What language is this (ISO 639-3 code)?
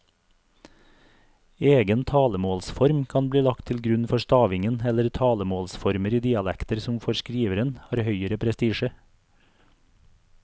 nor